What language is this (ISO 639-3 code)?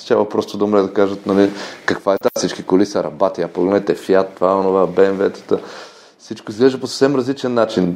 bul